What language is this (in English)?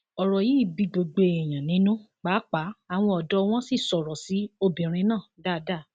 Yoruba